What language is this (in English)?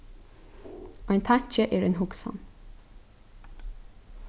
Faroese